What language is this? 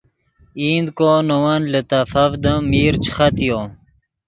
Yidgha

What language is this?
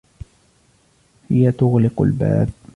Arabic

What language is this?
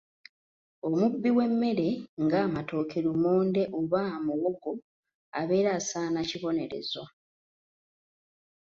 Ganda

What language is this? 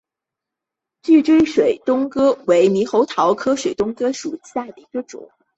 Chinese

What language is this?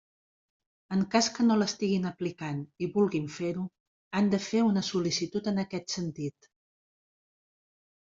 Catalan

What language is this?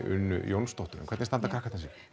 Icelandic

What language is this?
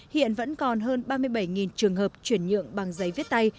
Vietnamese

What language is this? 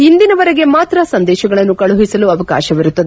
Kannada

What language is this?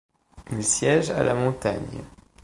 French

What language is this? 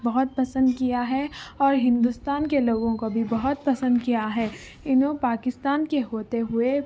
Urdu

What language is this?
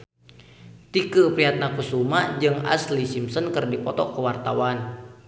Sundanese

